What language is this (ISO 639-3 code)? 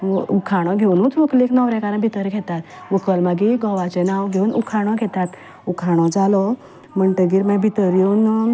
kok